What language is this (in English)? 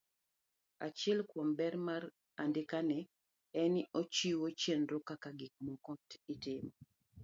Luo (Kenya and Tanzania)